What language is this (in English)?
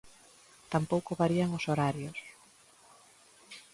Galician